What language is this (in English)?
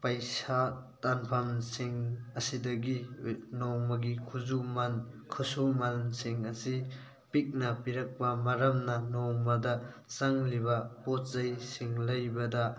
Manipuri